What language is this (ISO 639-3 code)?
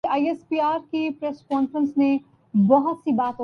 urd